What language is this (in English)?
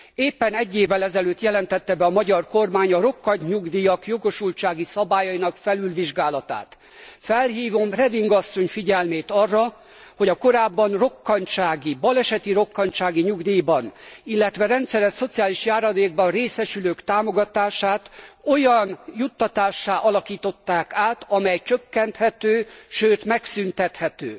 Hungarian